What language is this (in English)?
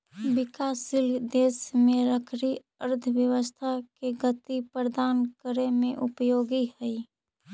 Magahi